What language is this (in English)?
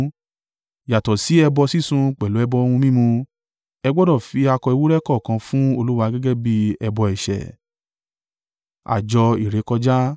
Yoruba